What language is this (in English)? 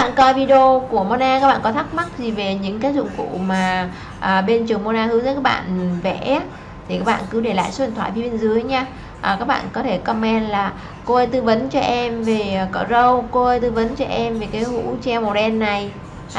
Vietnamese